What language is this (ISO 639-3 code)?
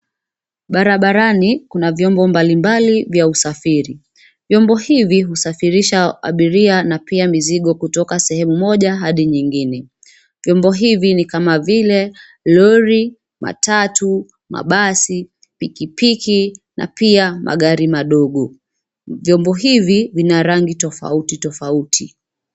swa